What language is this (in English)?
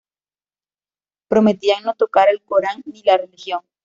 Spanish